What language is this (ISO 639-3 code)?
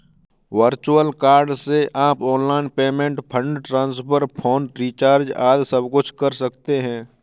hin